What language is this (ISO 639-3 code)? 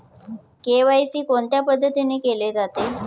mar